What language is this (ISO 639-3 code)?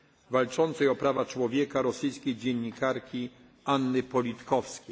pol